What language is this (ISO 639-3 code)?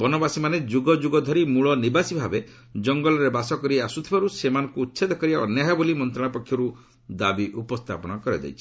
ori